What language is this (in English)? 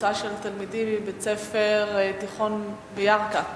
Hebrew